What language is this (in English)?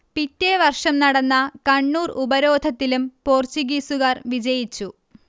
Malayalam